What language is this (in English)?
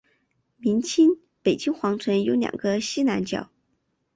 Chinese